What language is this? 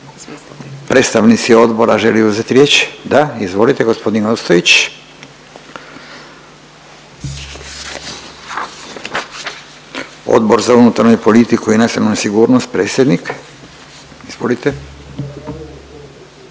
Croatian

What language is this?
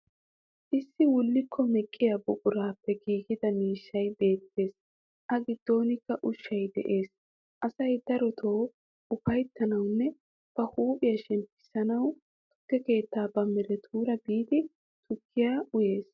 Wolaytta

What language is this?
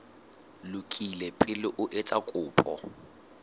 Southern Sotho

